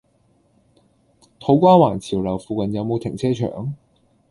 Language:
Cantonese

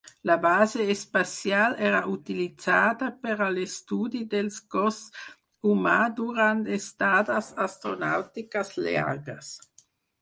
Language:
Catalan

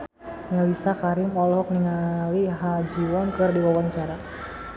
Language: Sundanese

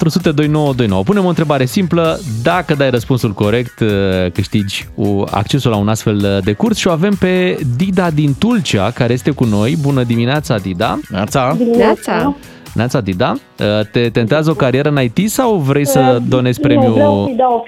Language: Romanian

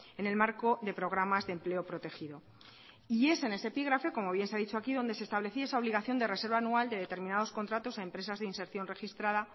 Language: Spanish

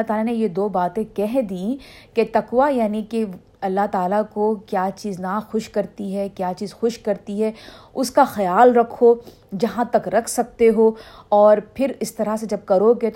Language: Urdu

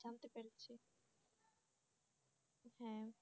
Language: Bangla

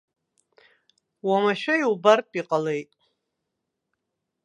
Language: Abkhazian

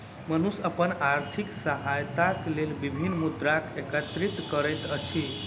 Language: Maithili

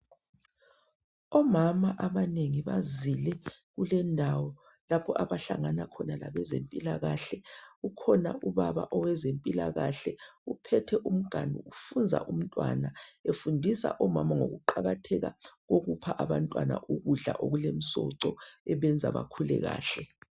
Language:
North Ndebele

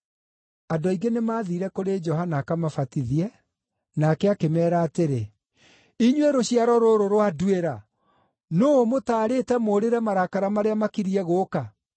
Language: Kikuyu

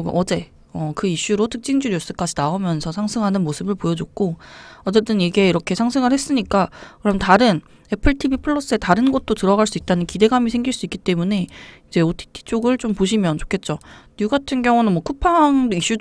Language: Korean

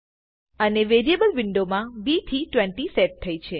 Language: Gujarati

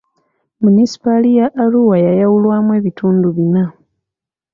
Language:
Ganda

